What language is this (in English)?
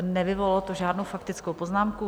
Czech